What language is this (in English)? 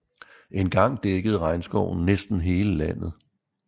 Danish